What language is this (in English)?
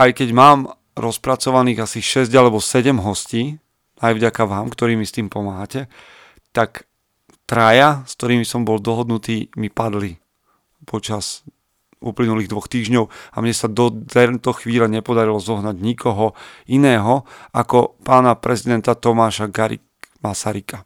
Slovak